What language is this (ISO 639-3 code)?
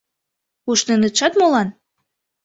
chm